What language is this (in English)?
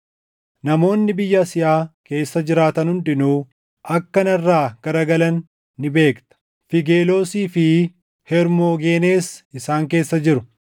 Oromo